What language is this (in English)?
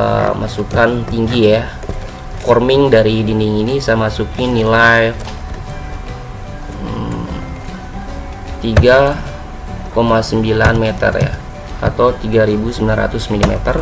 Indonesian